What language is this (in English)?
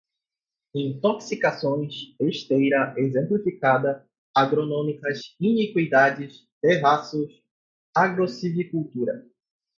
Portuguese